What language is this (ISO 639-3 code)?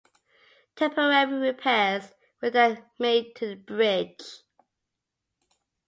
eng